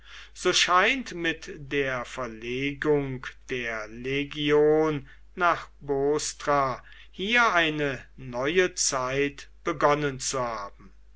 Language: German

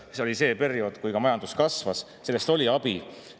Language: Estonian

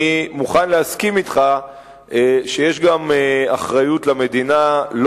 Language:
Hebrew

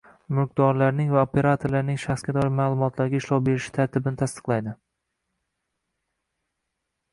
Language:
Uzbek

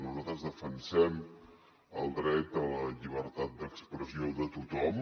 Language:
Catalan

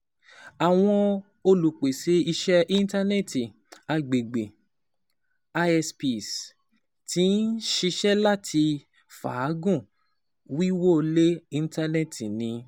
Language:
Yoruba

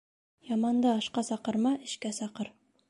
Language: Bashkir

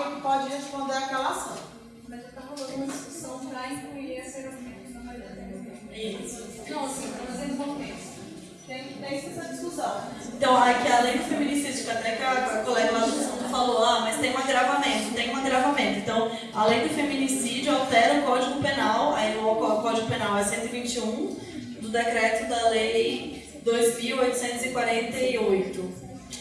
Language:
Portuguese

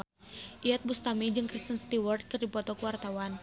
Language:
Sundanese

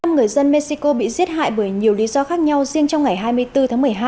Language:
Vietnamese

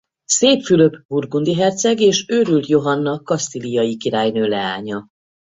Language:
Hungarian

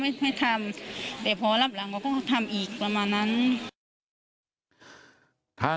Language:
Thai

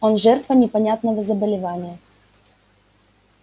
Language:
Russian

